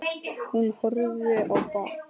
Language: Icelandic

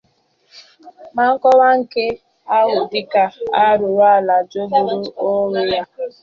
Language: Igbo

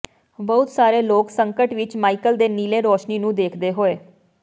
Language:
Punjabi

